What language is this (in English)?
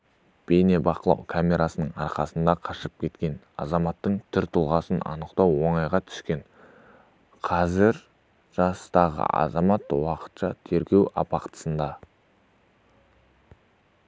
Kazakh